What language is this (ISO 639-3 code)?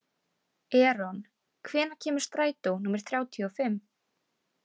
isl